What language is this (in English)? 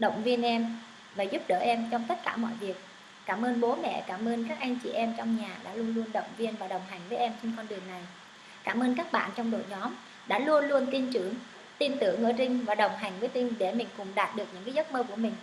Vietnamese